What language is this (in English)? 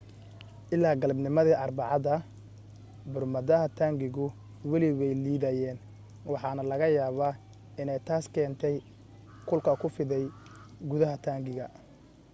Somali